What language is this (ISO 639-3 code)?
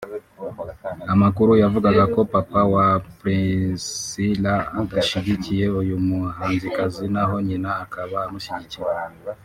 kin